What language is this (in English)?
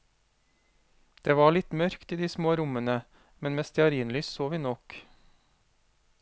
Norwegian